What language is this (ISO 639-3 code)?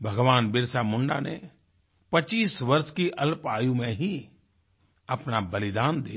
hin